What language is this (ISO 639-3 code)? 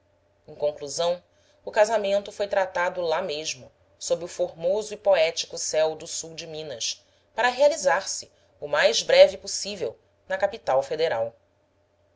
por